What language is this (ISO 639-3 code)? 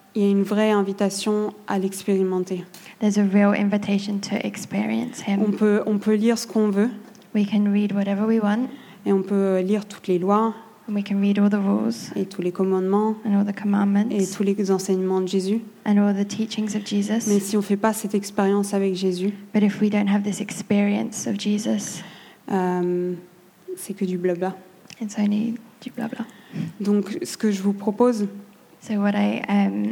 fra